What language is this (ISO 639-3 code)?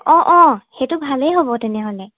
asm